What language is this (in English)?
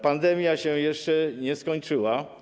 Polish